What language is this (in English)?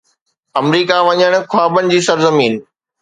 Sindhi